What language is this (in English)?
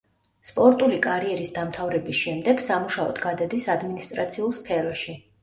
Georgian